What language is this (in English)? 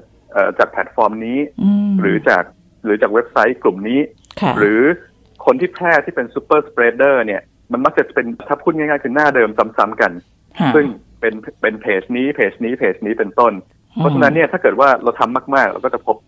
Thai